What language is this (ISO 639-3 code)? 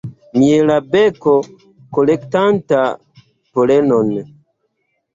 epo